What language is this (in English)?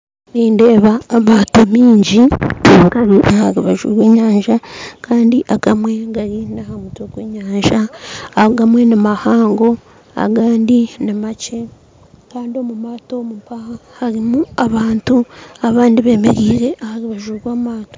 Nyankole